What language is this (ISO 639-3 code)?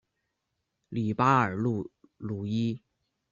zho